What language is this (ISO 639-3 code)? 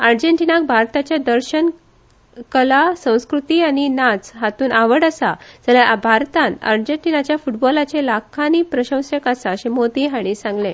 kok